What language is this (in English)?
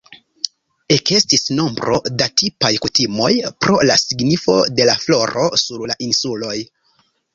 Esperanto